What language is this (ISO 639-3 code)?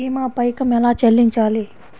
tel